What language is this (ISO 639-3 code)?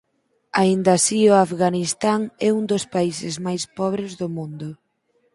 glg